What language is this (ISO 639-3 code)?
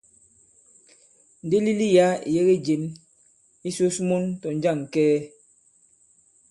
abb